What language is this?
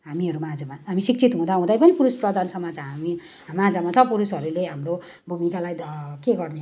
Nepali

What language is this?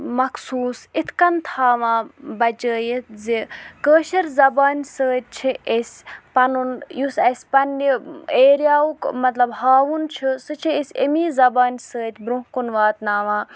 Kashmiri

